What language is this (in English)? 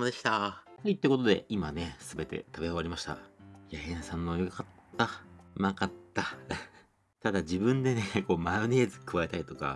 Japanese